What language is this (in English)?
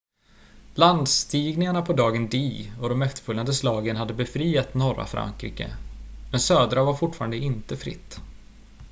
Swedish